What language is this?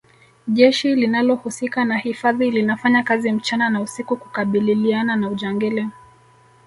Swahili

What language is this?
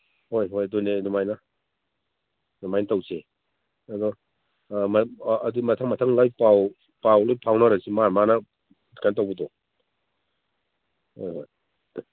Manipuri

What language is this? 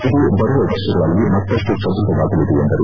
Kannada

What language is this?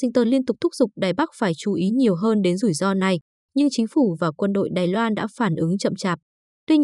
Vietnamese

